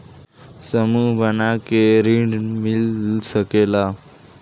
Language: Bhojpuri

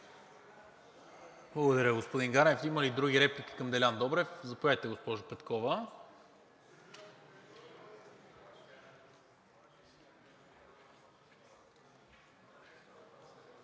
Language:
Bulgarian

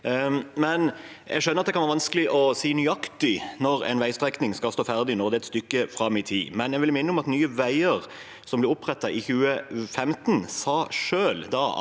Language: Norwegian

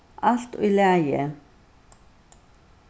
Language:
Faroese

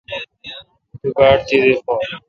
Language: Kalkoti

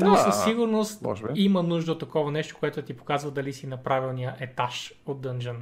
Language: Bulgarian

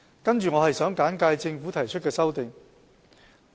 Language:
Cantonese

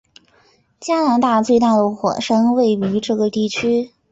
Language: Chinese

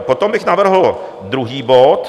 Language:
Czech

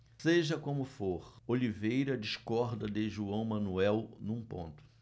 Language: Portuguese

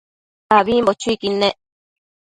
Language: Matsés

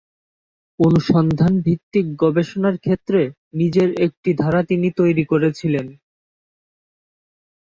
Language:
Bangla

